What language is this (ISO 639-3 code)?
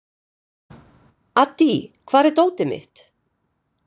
isl